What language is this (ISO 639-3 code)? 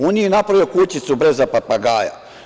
srp